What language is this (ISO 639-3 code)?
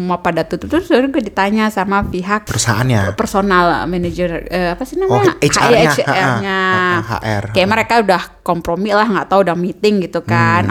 ind